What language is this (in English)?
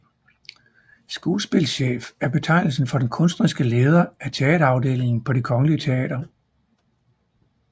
Danish